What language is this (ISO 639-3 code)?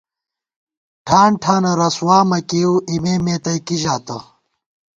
gwt